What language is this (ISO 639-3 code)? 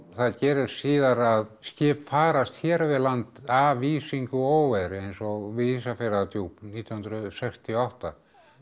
isl